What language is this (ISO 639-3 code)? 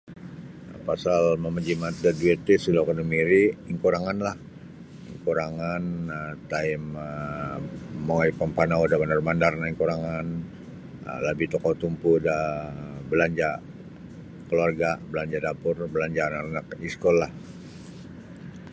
bsy